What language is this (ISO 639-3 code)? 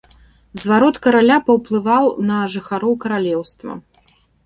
bel